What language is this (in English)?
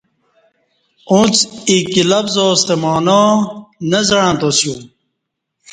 Kati